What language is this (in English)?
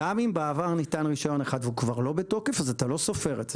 Hebrew